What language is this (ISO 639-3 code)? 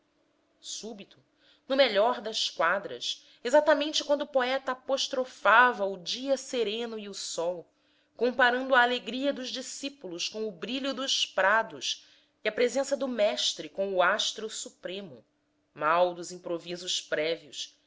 por